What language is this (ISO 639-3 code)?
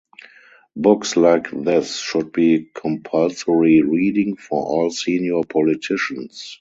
eng